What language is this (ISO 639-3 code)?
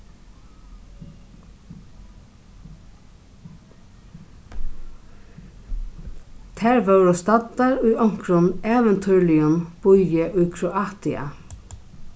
fao